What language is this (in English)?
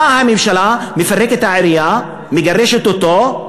Hebrew